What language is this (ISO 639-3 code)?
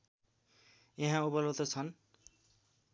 nep